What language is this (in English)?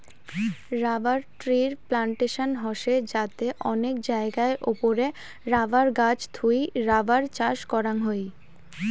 Bangla